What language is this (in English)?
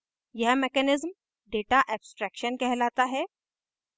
Hindi